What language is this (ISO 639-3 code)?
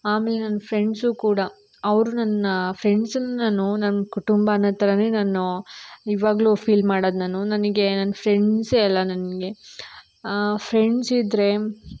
kan